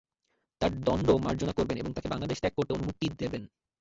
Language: Bangla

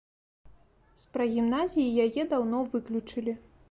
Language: Belarusian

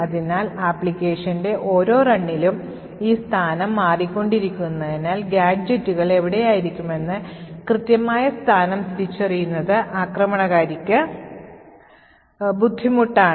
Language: Malayalam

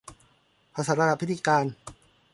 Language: Thai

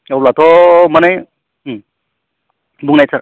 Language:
Bodo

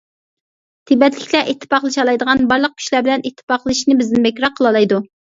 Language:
Uyghur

